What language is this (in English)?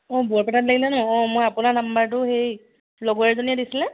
Assamese